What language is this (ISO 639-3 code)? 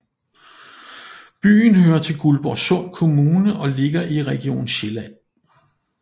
dan